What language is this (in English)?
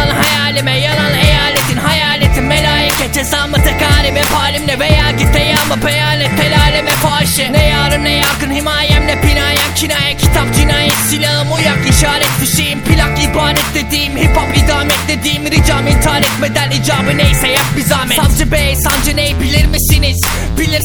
Turkish